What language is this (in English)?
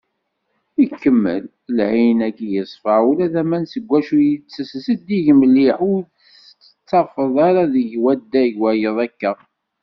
Kabyle